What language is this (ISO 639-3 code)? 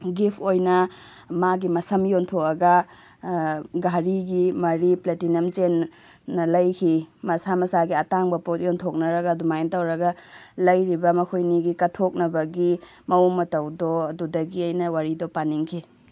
mni